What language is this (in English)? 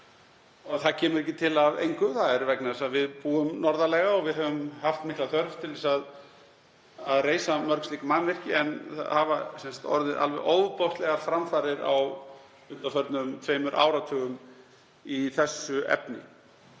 Icelandic